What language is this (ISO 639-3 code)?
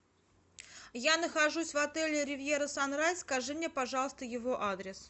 rus